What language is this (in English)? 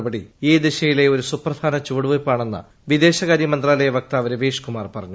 Malayalam